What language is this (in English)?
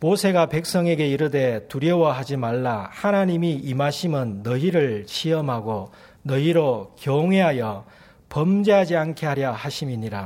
Korean